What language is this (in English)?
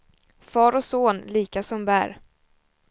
Swedish